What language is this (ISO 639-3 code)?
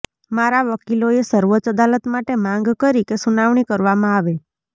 guj